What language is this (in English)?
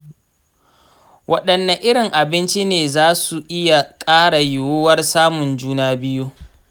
Hausa